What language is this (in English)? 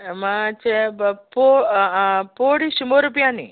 Konkani